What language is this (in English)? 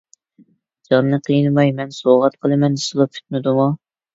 Uyghur